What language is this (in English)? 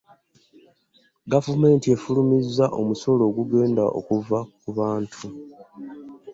Ganda